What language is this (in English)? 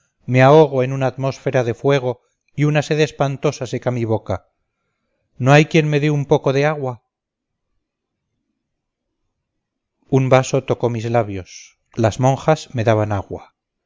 Spanish